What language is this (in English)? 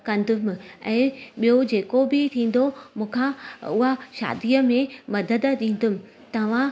Sindhi